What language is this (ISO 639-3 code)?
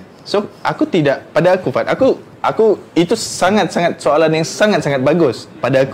msa